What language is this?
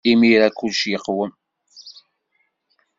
Kabyle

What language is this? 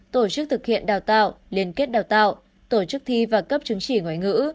Vietnamese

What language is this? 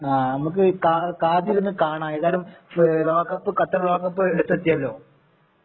Malayalam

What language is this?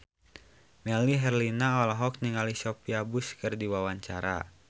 Sundanese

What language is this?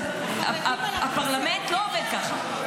Hebrew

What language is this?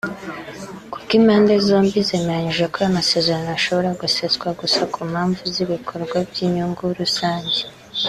Kinyarwanda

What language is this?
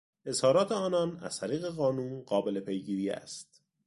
Persian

